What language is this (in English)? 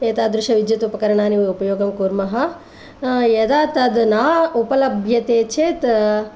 Sanskrit